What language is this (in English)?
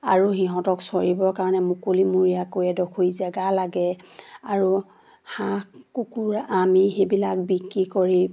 Assamese